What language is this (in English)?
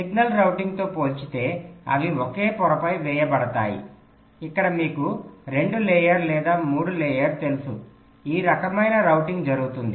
Telugu